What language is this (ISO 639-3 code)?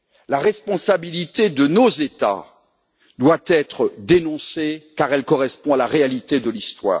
fra